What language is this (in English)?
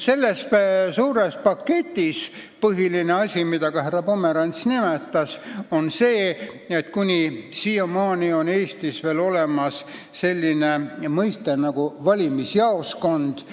Estonian